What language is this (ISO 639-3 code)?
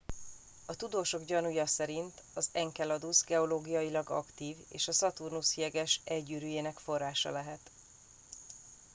hun